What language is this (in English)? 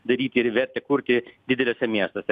Lithuanian